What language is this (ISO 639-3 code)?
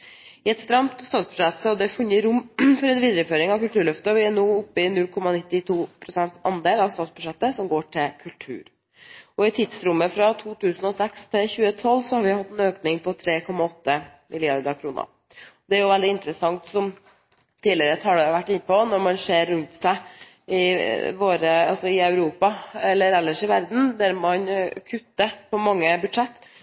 nob